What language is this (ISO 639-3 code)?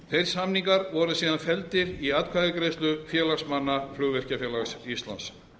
isl